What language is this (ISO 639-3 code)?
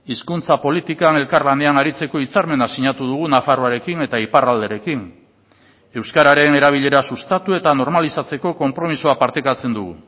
eus